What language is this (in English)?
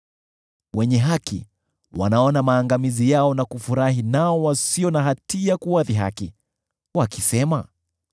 Swahili